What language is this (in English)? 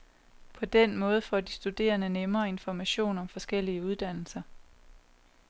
Danish